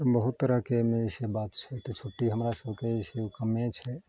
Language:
Maithili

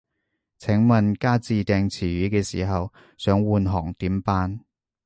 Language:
Cantonese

